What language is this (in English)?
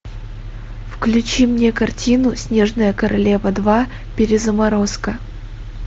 Russian